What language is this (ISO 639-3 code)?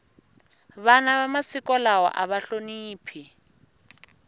tso